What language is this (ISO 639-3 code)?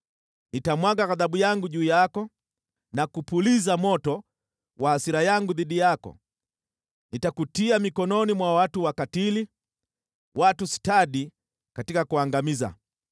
swa